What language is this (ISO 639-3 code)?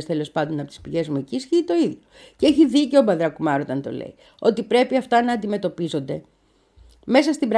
ell